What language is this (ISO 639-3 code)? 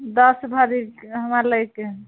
mai